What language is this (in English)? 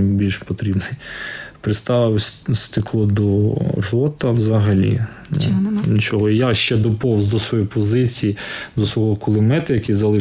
Ukrainian